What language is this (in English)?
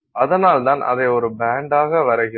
Tamil